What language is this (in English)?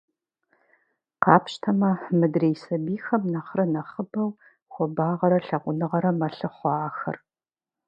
Kabardian